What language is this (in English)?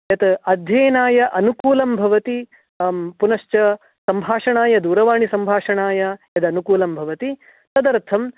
Sanskrit